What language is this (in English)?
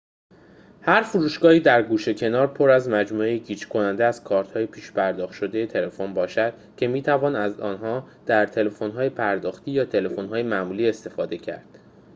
Persian